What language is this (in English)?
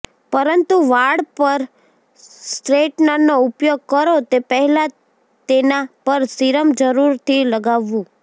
Gujarati